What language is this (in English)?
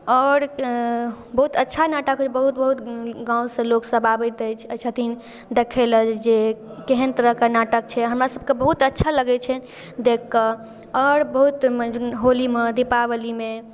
Maithili